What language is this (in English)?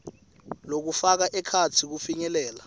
Swati